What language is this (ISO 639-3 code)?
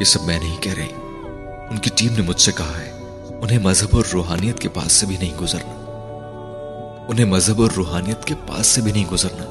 urd